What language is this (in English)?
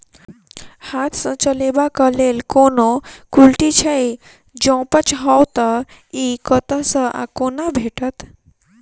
Maithili